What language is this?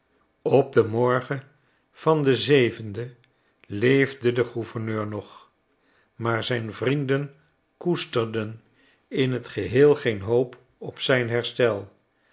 Dutch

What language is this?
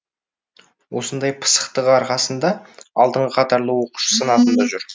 Kazakh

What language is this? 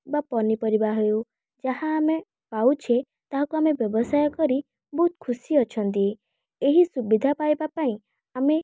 Odia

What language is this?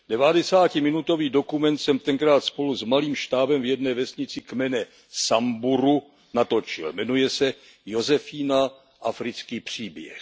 Czech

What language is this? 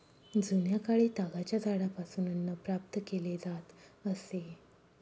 Marathi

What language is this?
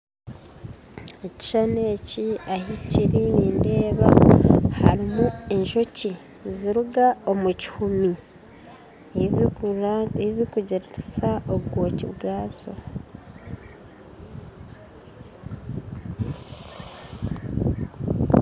Nyankole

